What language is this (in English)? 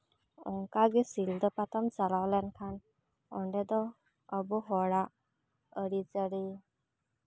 Santali